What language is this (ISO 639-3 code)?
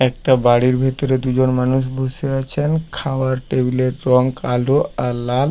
ben